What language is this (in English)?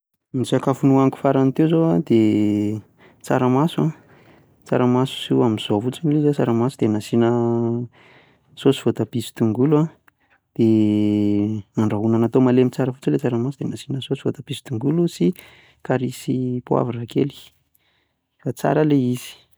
Malagasy